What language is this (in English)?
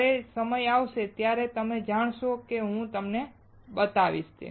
Gujarati